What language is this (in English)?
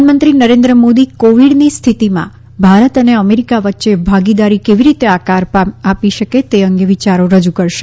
Gujarati